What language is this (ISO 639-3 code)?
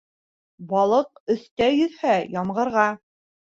bak